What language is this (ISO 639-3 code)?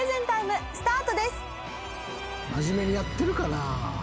jpn